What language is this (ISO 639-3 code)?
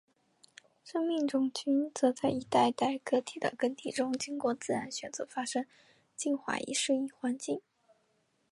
zho